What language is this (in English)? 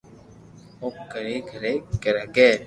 Loarki